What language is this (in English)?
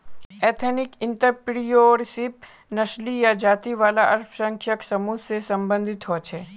Magahi